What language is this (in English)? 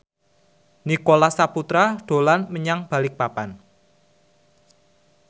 Javanese